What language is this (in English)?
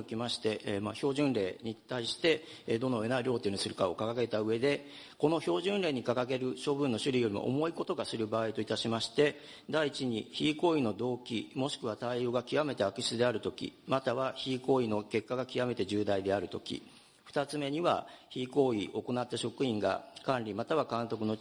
Japanese